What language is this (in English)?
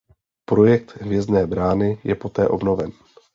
Czech